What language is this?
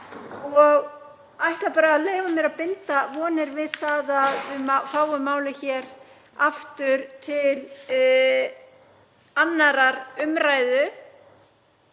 Icelandic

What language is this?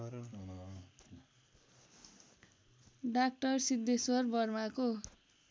Nepali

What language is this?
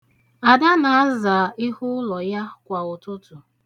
Igbo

